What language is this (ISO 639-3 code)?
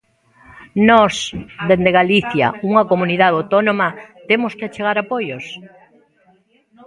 glg